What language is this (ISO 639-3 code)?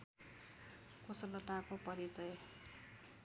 nep